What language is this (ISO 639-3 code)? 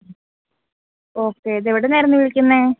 mal